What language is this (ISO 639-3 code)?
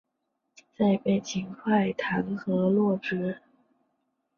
zho